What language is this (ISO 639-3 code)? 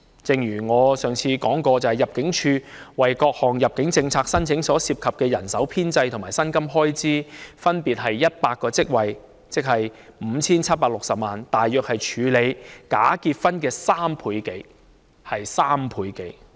yue